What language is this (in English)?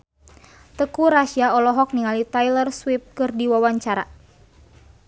Sundanese